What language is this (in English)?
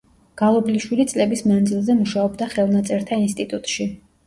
Georgian